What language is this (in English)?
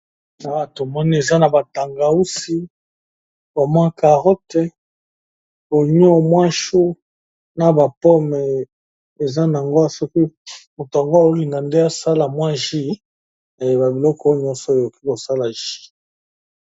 Lingala